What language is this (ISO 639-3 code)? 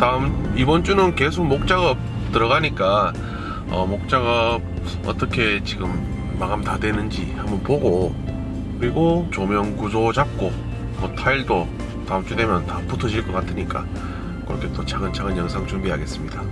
kor